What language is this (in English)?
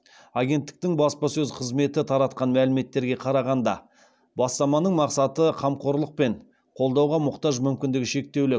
Kazakh